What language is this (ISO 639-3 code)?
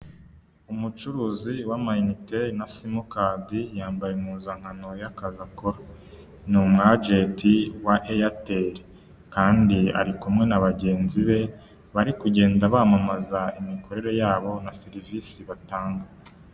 kin